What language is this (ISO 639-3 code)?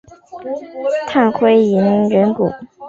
zho